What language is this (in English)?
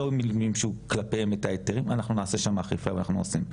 Hebrew